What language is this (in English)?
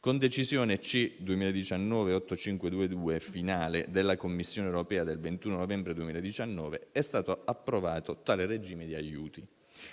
Italian